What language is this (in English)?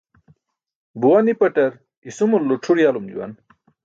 Burushaski